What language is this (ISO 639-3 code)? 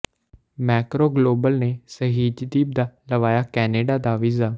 pan